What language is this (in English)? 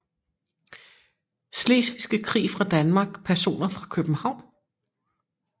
Danish